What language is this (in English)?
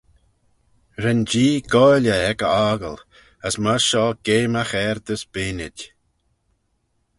Manx